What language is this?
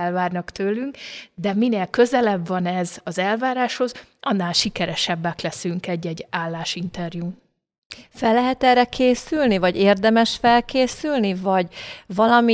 Hungarian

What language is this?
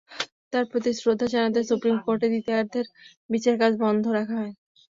Bangla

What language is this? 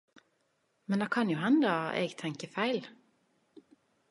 Norwegian Nynorsk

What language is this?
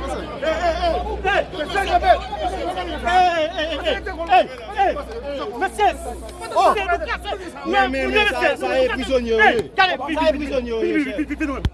French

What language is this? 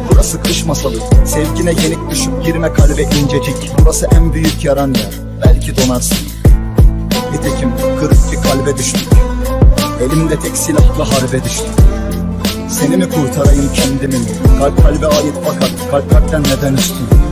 Turkish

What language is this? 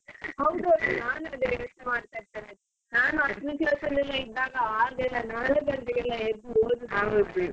Kannada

